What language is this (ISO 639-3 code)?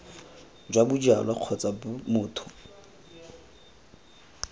tsn